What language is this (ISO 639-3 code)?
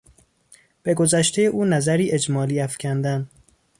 fas